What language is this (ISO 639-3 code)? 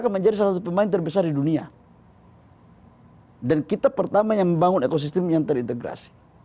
ind